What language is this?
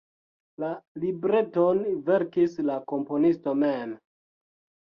Esperanto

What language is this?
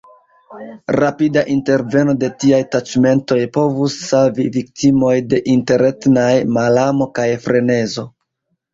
Esperanto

